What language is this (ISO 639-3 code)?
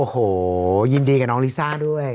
tha